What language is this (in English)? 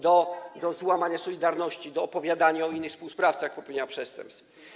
Polish